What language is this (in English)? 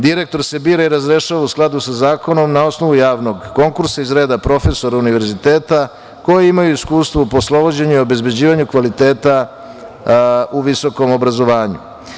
Serbian